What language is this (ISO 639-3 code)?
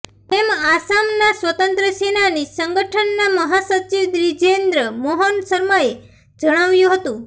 guj